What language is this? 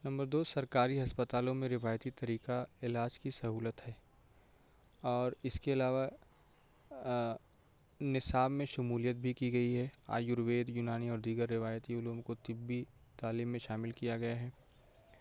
Urdu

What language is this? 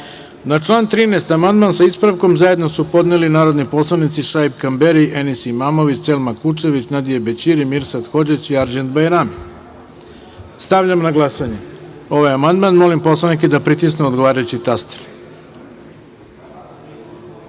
Serbian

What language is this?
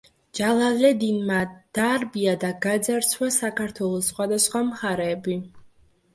Georgian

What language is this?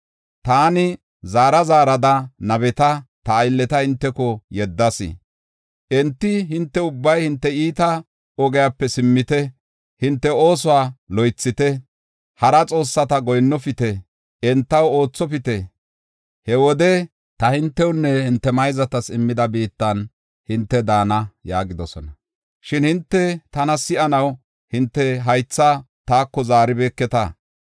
Gofa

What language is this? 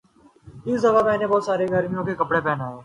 Urdu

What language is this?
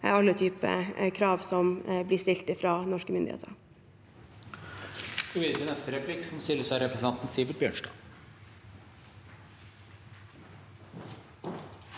Norwegian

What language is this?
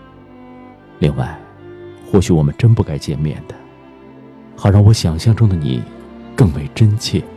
Chinese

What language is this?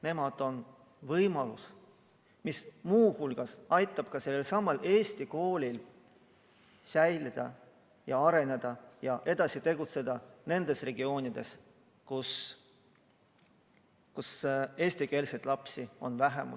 Estonian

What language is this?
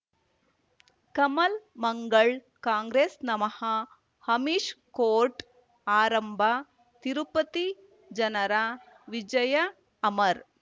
Kannada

